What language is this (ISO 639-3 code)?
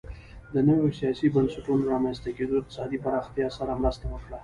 pus